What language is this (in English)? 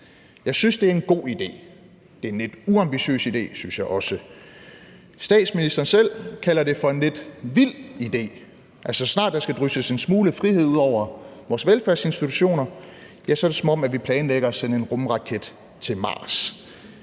Danish